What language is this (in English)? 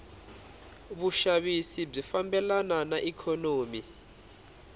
Tsonga